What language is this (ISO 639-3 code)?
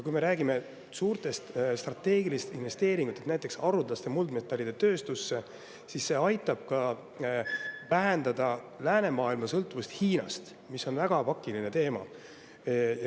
est